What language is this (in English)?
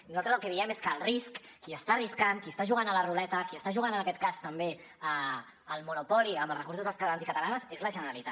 Catalan